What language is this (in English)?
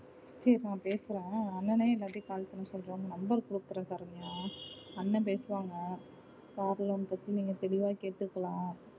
Tamil